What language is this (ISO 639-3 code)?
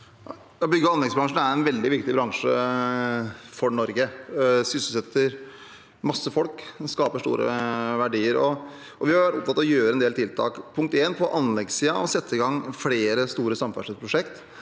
nor